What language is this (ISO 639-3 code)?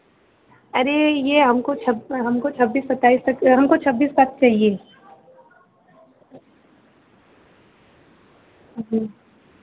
hin